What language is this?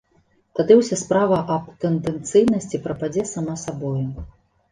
Belarusian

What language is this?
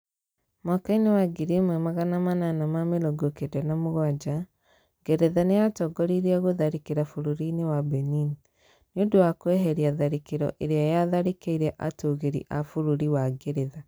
Kikuyu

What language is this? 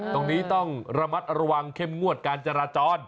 Thai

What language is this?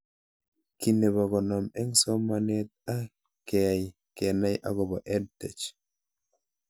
Kalenjin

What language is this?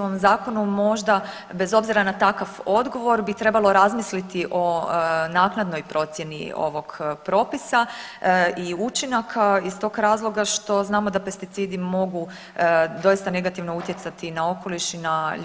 Croatian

